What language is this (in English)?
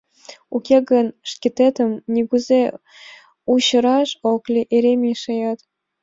Mari